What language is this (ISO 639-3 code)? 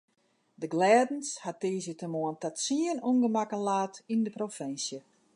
fry